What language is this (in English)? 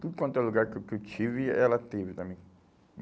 Portuguese